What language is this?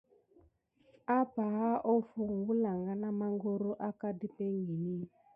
Gidar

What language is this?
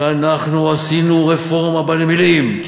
Hebrew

